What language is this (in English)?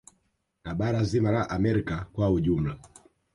Swahili